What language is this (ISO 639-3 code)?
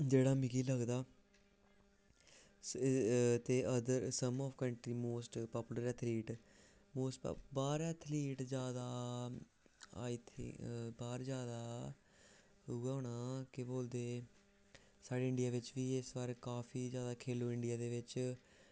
doi